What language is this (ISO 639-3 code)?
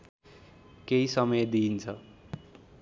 nep